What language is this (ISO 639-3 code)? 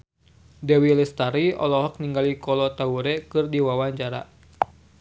sun